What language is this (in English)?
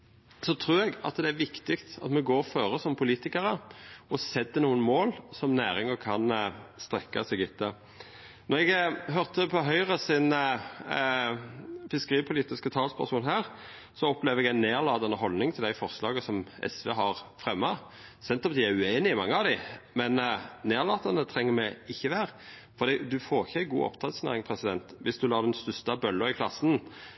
Norwegian Nynorsk